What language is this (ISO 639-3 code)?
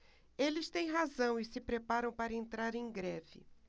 por